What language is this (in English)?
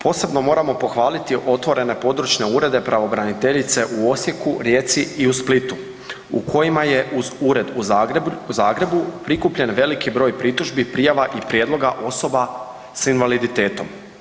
Croatian